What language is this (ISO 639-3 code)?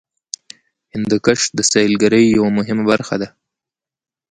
pus